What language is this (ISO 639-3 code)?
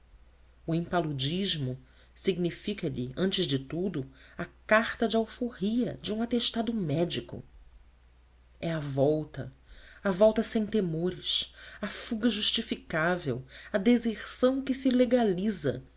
por